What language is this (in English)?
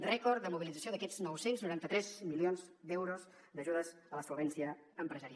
Catalan